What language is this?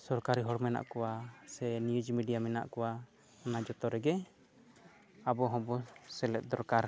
Santali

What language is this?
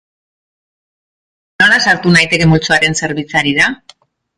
Basque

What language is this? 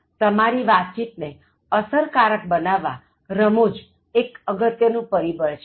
Gujarati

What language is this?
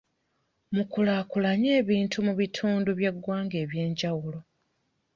Ganda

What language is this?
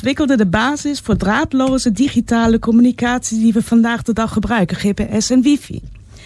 Dutch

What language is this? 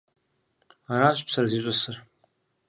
Kabardian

